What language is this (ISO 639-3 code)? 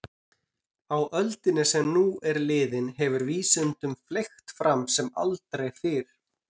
isl